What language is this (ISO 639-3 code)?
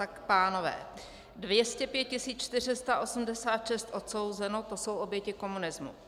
ces